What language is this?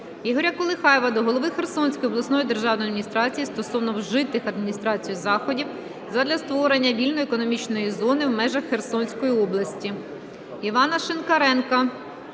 Ukrainian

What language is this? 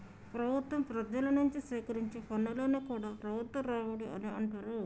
Telugu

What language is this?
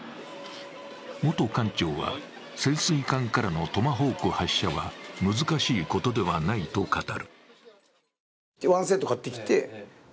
Japanese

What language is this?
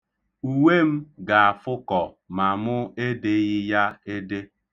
Igbo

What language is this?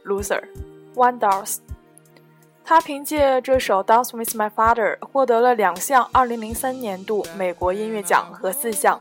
Chinese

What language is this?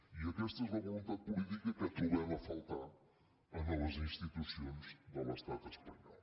Catalan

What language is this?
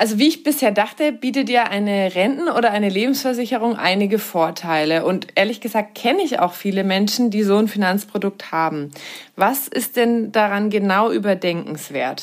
German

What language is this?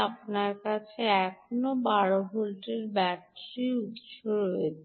Bangla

